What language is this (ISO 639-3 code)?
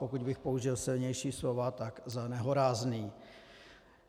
ces